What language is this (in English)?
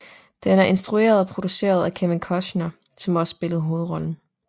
Danish